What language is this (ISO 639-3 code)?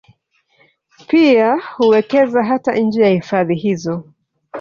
swa